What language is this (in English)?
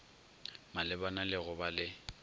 Northern Sotho